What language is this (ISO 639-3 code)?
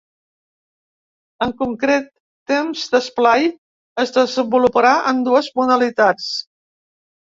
cat